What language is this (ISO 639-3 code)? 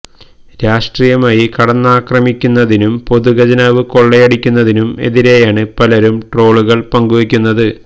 mal